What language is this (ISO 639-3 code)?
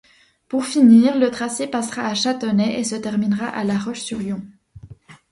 fra